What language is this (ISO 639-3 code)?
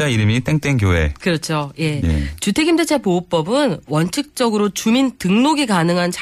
kor